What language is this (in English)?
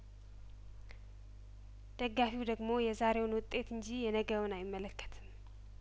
Amharic